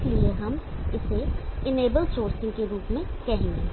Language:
Hindi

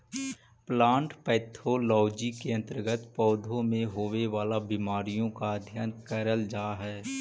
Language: Magahi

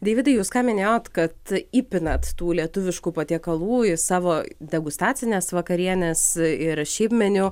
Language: Lithuanian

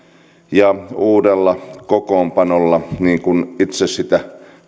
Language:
Finnish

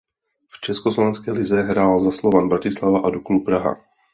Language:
Czech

